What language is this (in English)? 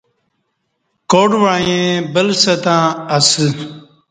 Kati